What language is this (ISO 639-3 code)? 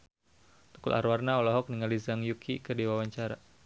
sun